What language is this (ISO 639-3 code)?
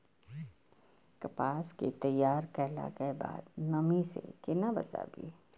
mai